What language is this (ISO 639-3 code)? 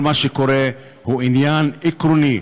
heb